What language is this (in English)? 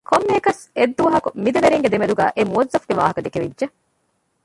Divehi